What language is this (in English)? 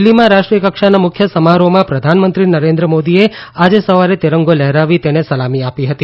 Gujarati